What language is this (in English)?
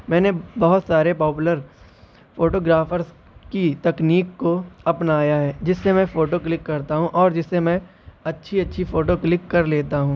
Urdu